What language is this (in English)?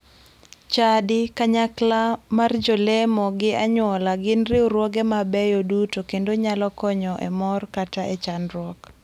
Luo (Kenya and Tanzania)